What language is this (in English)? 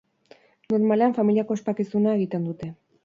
Basque